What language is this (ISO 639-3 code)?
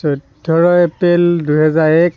asm